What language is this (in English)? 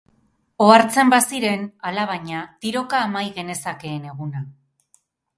Basque